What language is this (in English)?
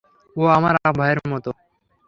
Bangla